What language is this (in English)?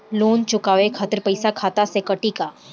Bhojpuri